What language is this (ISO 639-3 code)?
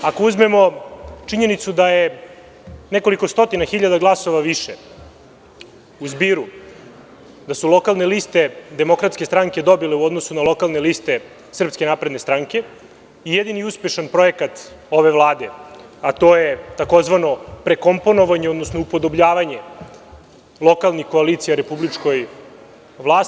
srp